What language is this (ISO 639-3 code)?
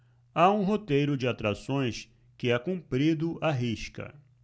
por